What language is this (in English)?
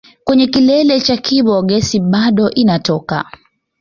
Swahili